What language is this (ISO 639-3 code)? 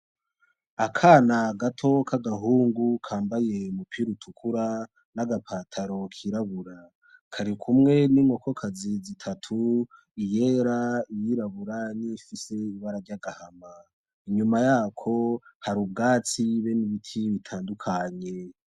run